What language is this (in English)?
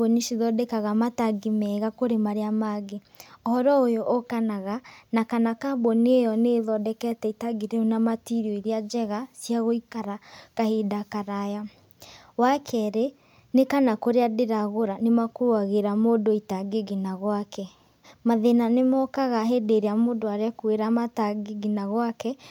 Kikuyu